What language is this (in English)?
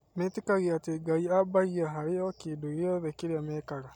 Kikuyu